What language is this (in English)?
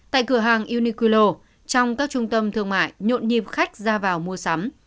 Vietnamese